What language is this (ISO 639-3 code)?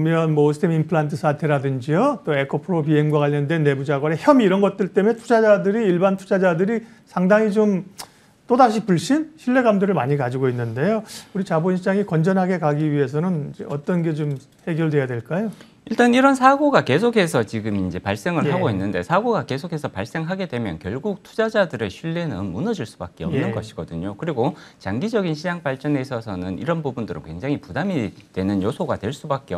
kor